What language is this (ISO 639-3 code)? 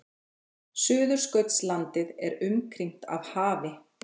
isl